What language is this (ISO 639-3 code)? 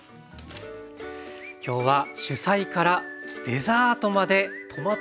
jpn